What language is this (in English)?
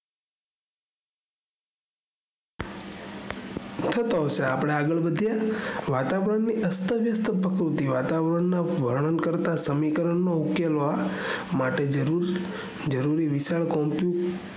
Gujarati